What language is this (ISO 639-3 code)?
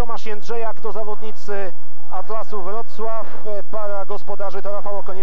pol